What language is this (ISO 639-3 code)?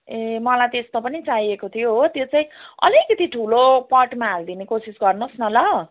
nep